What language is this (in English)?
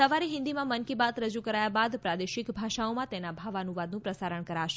Gujarati